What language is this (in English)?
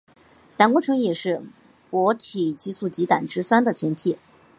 Chinese